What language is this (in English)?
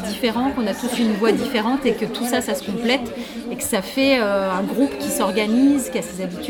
French